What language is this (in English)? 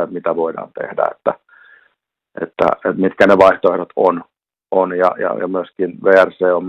Finnish